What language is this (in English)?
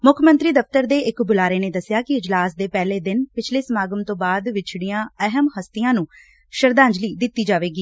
Punjabi